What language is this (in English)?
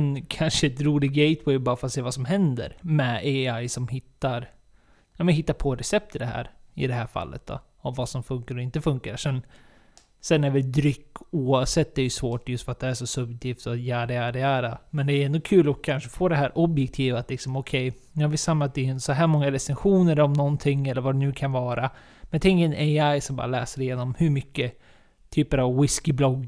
Swedish